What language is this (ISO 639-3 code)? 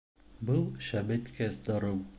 bak